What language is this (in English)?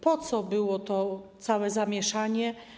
Polish